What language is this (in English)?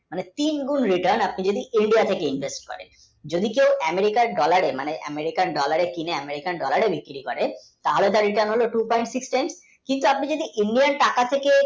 Bangla